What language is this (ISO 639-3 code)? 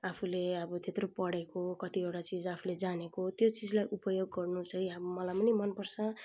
nep